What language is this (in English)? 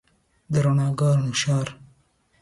Pashto